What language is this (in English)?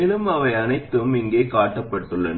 Tamil